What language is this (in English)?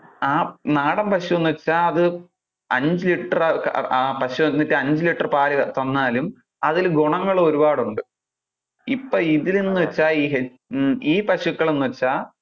Malayalam